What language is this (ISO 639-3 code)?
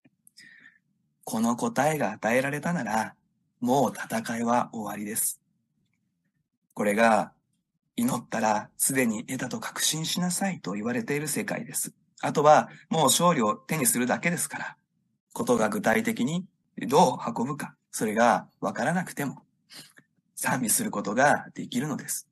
jpn